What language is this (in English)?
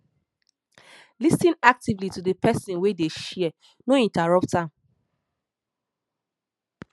Nigerian Pidgin